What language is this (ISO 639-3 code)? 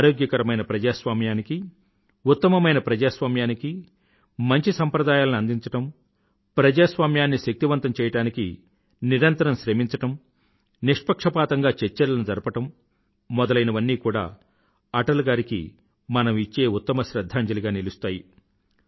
tel